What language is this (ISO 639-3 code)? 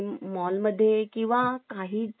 mar